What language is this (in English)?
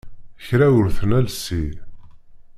Kabyle